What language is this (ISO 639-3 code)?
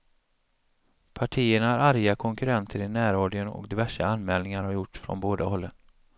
swe